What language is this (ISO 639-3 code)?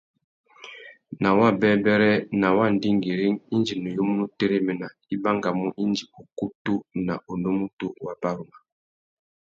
bag